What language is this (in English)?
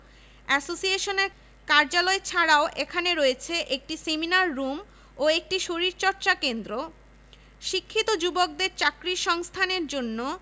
Bangla